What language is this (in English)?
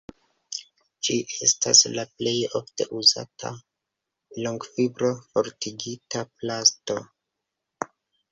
Esperanto